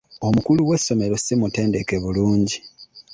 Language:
Ganda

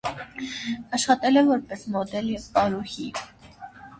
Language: Armenian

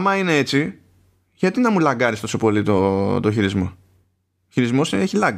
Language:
Greek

